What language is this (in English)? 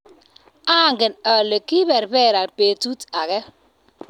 Kalenjin